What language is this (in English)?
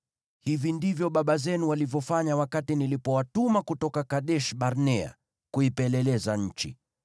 Swahili